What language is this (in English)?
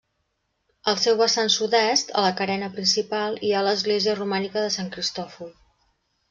Catalan